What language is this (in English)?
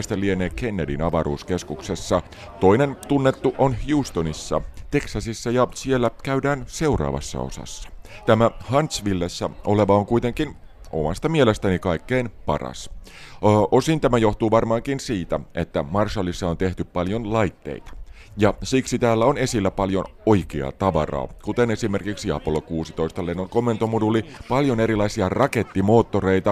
Finnish